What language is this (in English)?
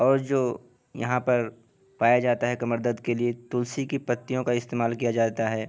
Urdu